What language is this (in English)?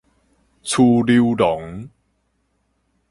Min Nan Chinese